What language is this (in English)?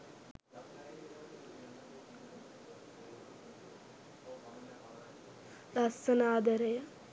Sinhala